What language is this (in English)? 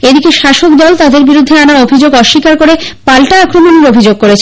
Bangla